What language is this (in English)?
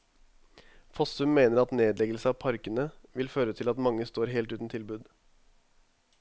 Norwegian